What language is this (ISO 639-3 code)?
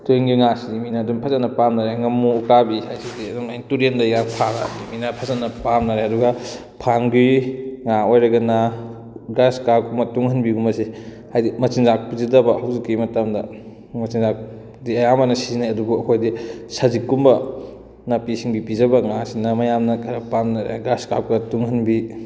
mni